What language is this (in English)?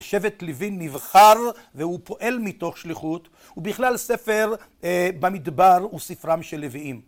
Hebrew